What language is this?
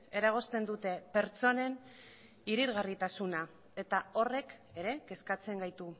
Basque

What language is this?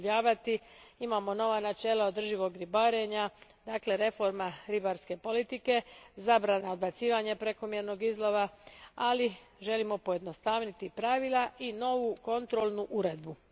Croatian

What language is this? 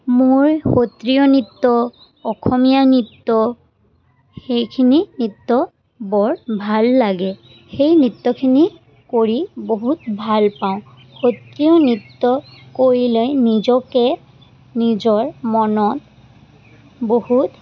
Assamese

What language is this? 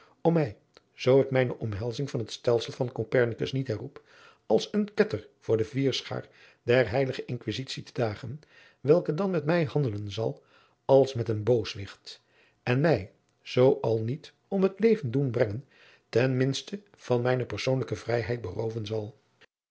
Dutch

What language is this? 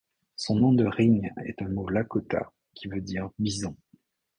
French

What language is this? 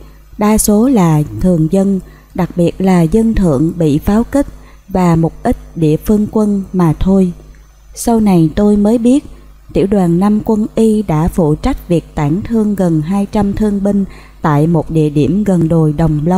Vietnamese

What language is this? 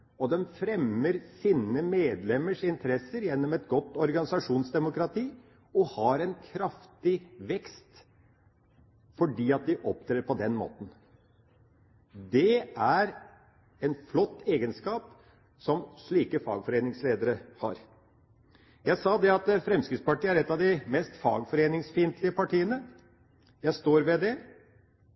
Norwegian Bokmål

